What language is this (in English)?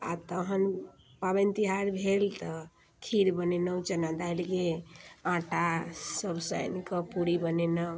Maithili